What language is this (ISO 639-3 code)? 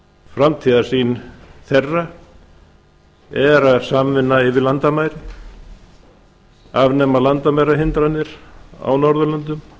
isl